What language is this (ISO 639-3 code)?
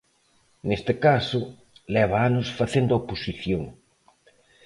glg